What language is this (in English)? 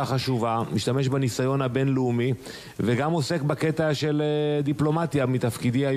Hebrew